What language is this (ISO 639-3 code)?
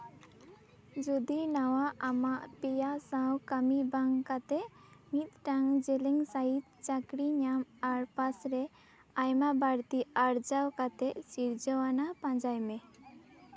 sat